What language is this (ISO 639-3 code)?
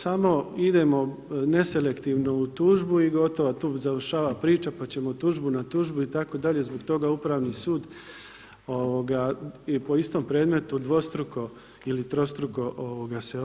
hrv